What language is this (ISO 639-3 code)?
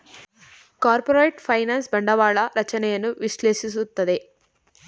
kan